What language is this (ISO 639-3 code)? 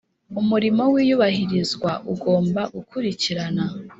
kin